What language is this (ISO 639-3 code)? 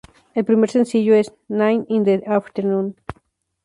spa